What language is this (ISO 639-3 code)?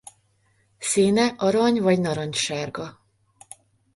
hun